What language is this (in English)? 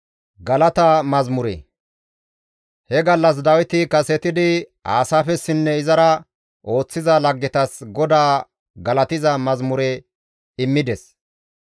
Gamo